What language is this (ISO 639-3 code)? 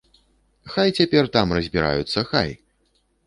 bel